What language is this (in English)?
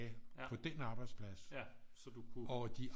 Danish